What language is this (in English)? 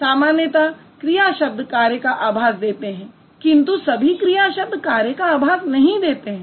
Hindi